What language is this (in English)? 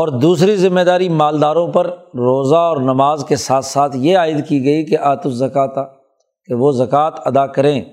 Urdu